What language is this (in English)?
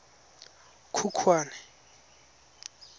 Tswana